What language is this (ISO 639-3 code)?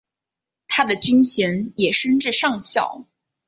zho